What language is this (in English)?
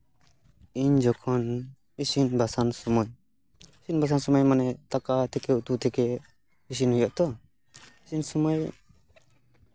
Santali